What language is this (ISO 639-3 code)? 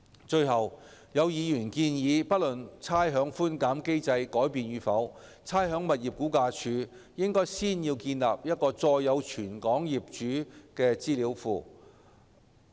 yue